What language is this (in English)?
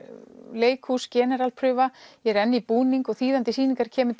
Icelandic